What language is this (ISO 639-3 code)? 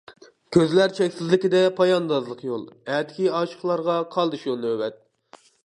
uig